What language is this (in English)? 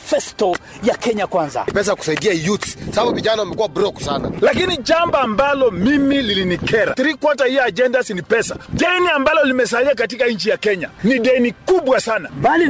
Swahili